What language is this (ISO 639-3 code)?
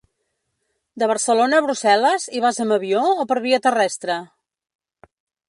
cat